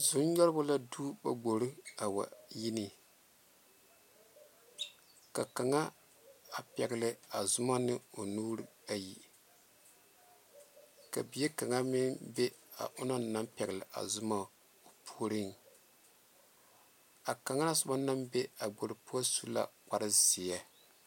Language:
Southern Dagaare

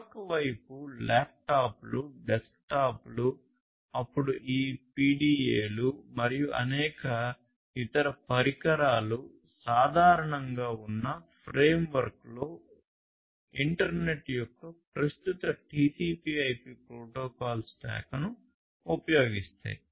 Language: Telugu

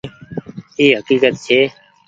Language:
Goaria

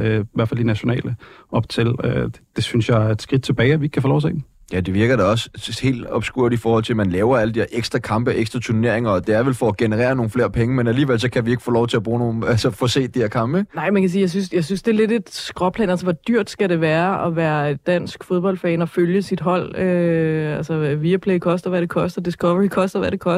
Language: Danish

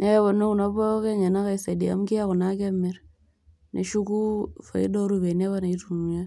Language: Masai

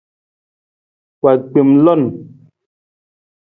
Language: Nawdm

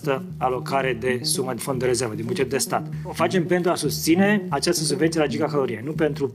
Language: Romanian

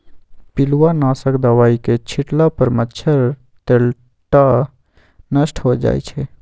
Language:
Magahi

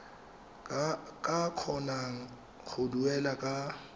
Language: Tswana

